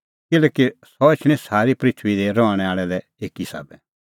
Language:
Kullu Pahari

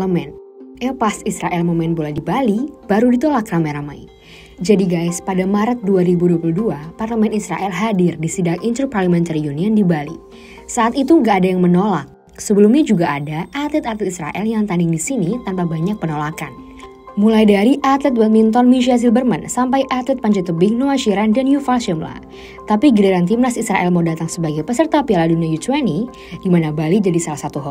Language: Indonesian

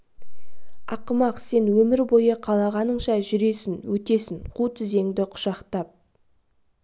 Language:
Kazakh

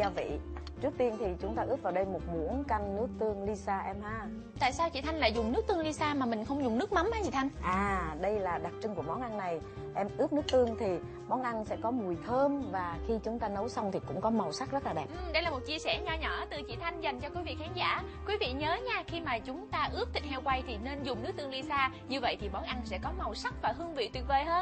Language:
Vietnamese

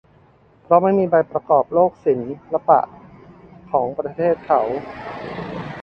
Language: Thai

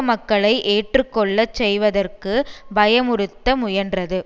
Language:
Tamil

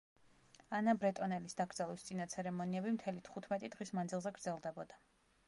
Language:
Georgian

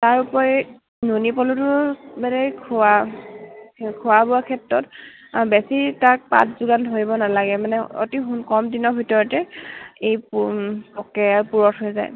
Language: Assamese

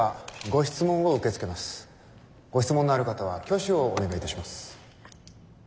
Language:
Japanese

